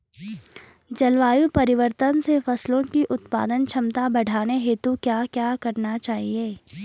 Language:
Hindi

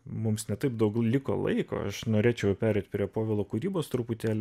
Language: Lithuanian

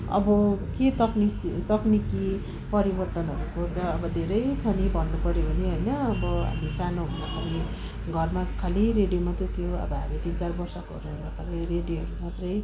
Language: Nepali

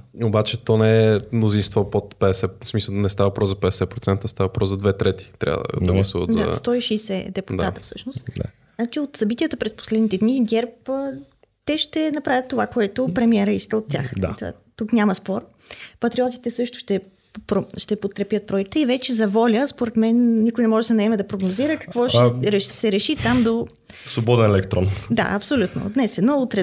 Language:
Bulgarian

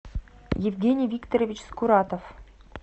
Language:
Russian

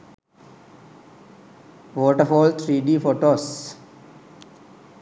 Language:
Sinhala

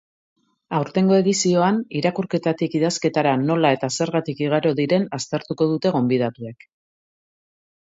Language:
Basque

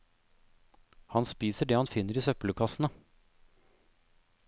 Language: Norwegian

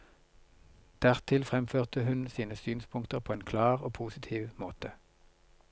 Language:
Norwegian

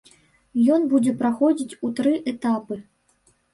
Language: Belarusian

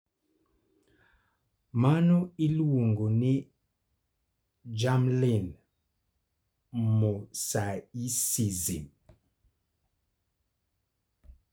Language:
Luo (Kenya and Tanzania)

